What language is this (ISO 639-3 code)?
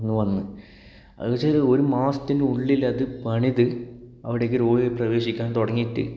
mal